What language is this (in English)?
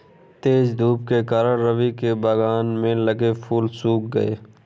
Hindi